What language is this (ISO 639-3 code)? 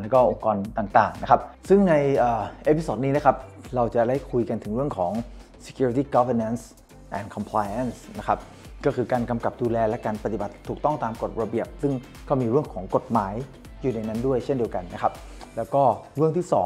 tha